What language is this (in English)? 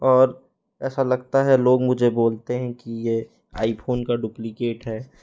Hindi